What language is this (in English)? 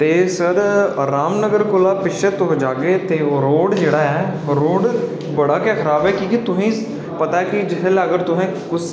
Dogri